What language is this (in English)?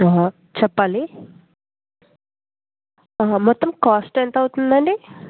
Telugu